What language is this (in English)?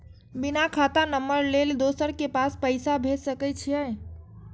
Maithili